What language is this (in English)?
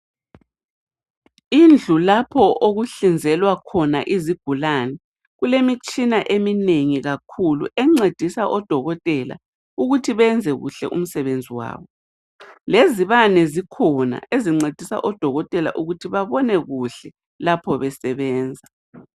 North Ndebele